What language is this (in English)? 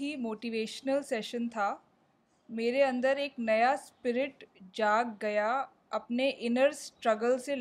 Urdu